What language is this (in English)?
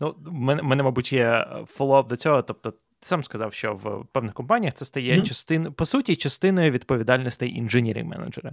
Ukrainian